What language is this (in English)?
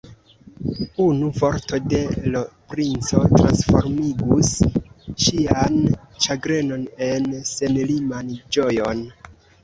Esperanto